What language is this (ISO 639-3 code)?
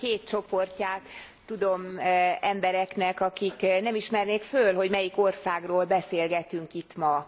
hun